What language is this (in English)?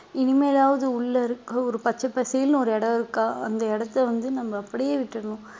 Tamil